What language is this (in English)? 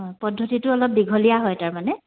Assamese